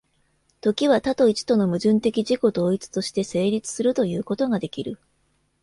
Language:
Japanese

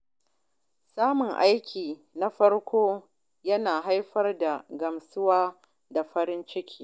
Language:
Hausa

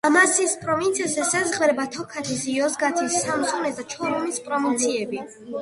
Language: Georgian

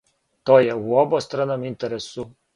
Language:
Serbian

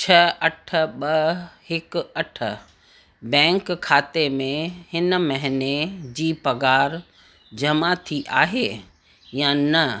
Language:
Sindhi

